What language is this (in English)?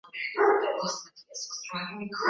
Swahili